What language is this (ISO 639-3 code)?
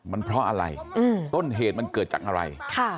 tha